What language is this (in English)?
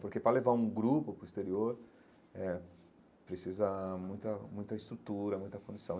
Portuguese